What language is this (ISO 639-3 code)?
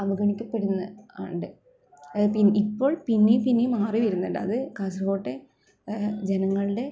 mal